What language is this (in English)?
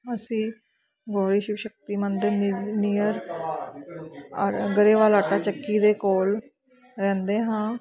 Punjabi